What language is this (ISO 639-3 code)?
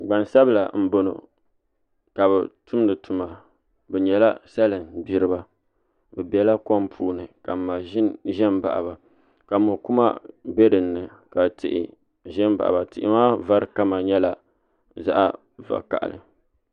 dag